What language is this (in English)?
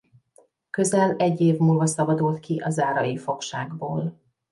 Hungarian